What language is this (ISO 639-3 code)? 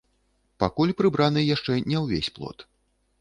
bel